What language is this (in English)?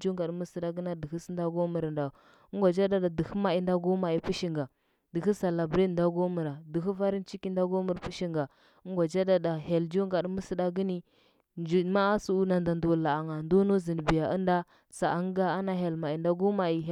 Huba